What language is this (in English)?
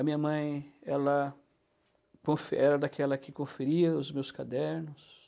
Portuguese